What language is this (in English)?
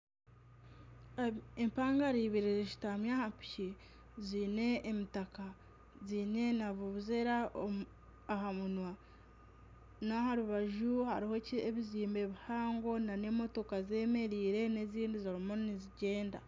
Nyankole